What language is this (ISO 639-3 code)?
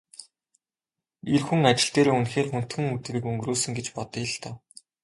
mon